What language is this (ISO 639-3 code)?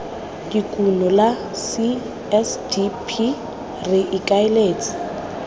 tsn